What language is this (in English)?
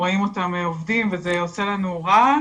Hebrew